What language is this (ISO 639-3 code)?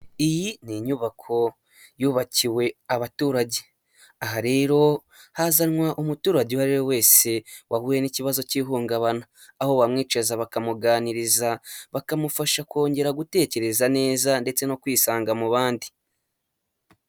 kin